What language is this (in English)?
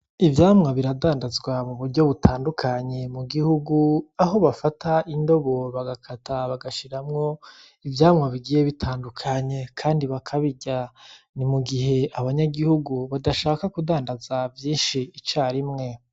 Rundi